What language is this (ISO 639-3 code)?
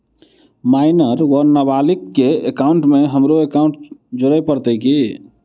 mai